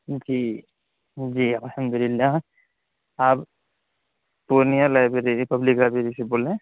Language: Urdu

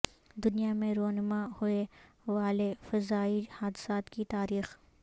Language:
Urdu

